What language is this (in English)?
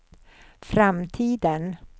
Swedish